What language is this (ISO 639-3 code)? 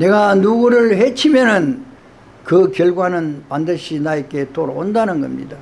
kor